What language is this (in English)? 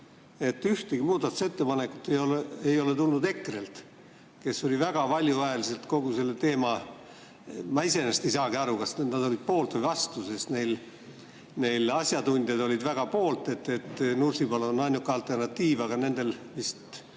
Estonian